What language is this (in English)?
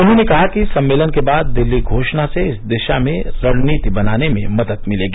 Hindi